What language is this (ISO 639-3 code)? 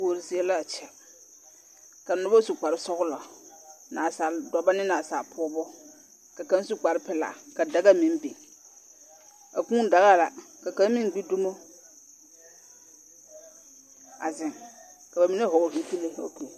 dga